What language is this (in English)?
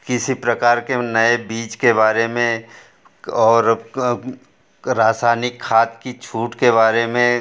Hindi